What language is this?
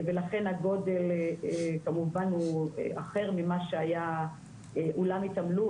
Hebrew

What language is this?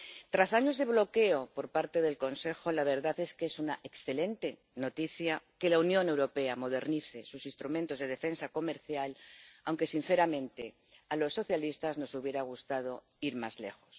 Spanish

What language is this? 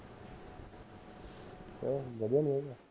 Punjabi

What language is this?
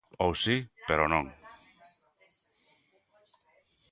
Galician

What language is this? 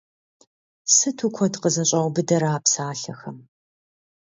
Kabardian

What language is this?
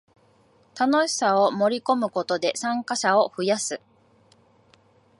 Japanese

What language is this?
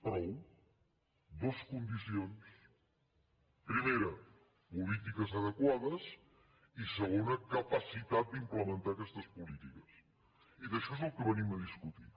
Catalan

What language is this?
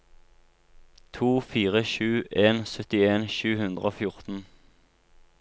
Norwegian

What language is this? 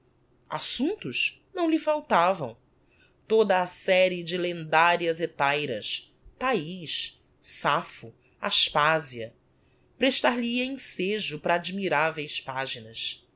Portuguese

